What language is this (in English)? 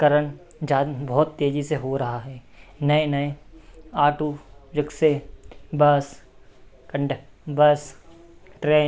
Hindi